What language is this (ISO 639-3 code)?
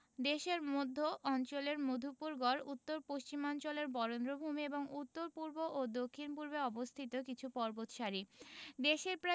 ben